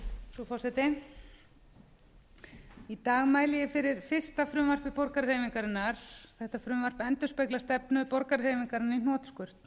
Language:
Icelandic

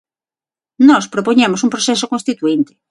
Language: Galician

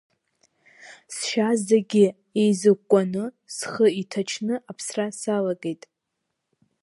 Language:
Abkhazian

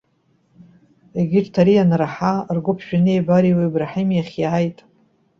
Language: Abkhazian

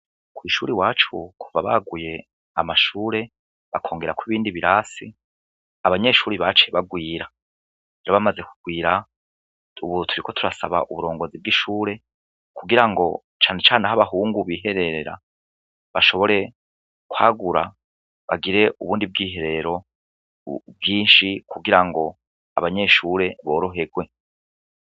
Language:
Rundi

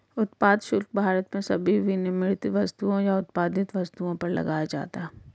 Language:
Hindi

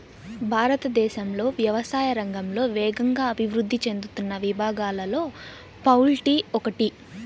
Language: Telugu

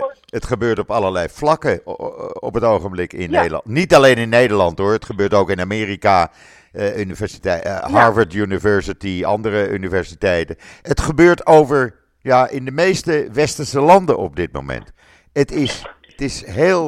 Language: Dutch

